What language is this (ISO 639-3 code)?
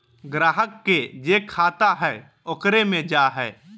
mag